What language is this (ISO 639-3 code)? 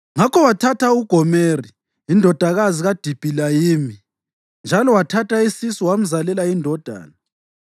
nde